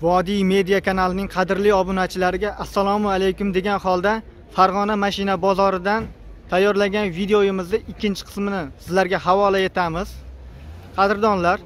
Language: Turkish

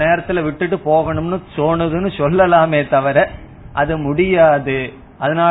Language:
Tamil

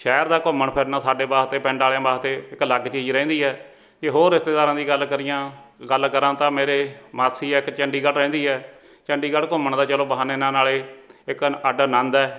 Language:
Punjabi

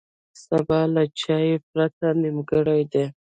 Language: Pashto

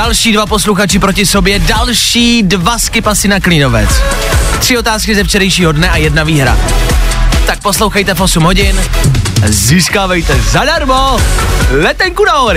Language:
Czech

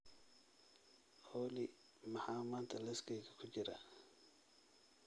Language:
Somali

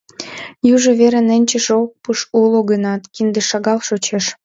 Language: Mari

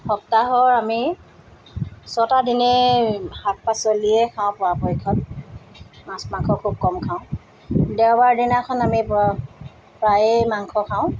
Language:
Assamese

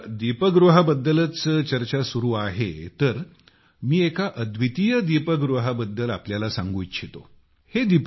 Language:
Marathi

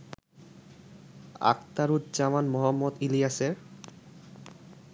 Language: Bangla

